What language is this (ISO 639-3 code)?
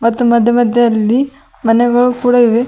kan